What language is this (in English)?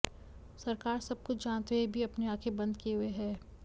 Hindi